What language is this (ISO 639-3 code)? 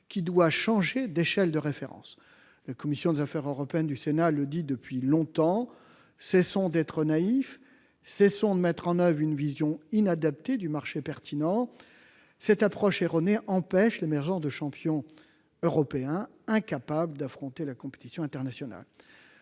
fra